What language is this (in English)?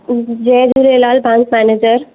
Sindhi